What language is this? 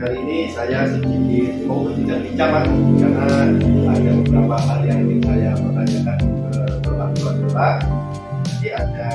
Indonesian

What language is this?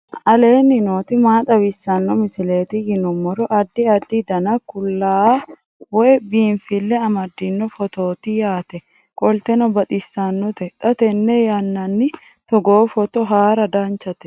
Sidamo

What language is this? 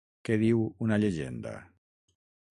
Catalan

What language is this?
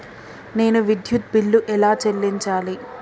Telugu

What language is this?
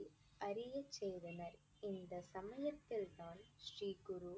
Tamil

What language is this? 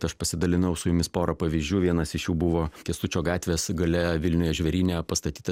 Lithuanian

